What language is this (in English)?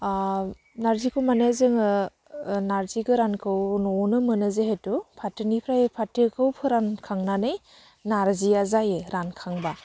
Bodo